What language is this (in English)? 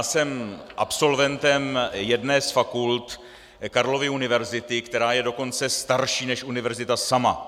Czech